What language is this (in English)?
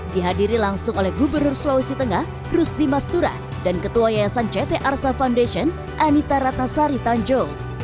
Indonesian